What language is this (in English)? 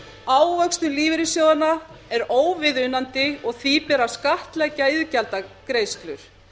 Icelandic